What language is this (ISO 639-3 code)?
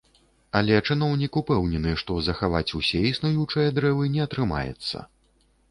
bel